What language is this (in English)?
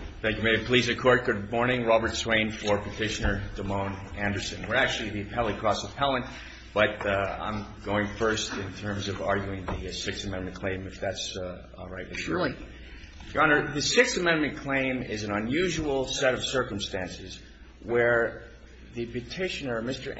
English